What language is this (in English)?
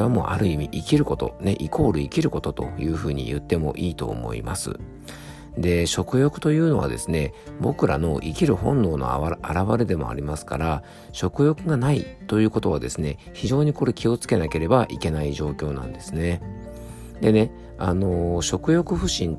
Japanese